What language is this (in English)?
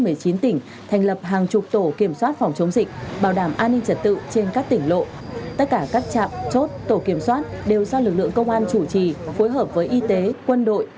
Vietnamese